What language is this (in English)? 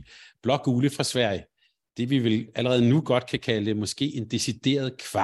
Danish